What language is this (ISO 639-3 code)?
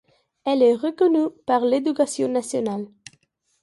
fra